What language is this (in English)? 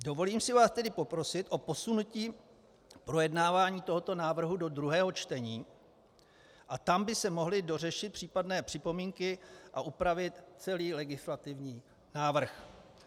Czech